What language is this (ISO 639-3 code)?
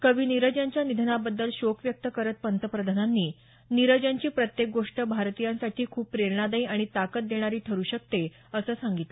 mar